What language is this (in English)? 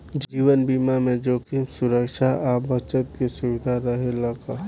Bhojpuri